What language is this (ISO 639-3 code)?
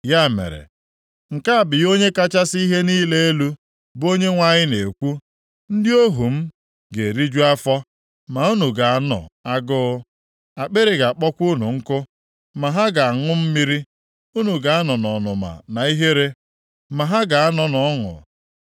ibo